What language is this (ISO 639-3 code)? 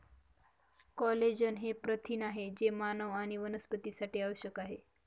mar